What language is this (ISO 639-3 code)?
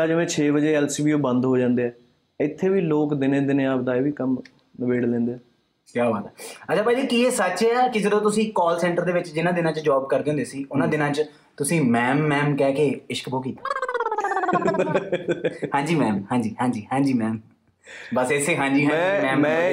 pan